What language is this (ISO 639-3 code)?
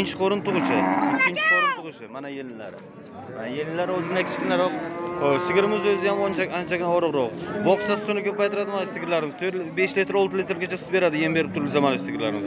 tur